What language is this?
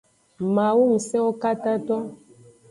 Aja (Benin)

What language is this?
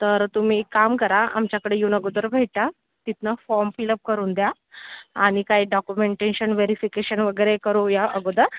Marathi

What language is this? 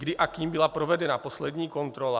Czech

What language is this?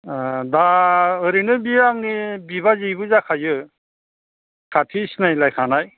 Bodo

